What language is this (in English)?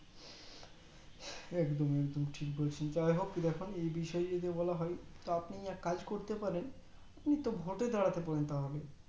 Bangla